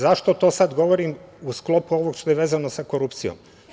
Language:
Serbian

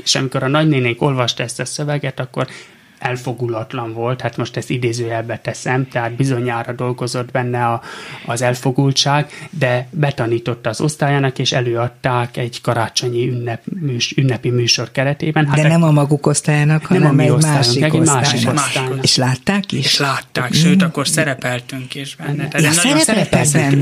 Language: Hungarian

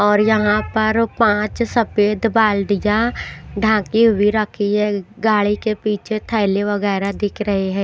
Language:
Hindi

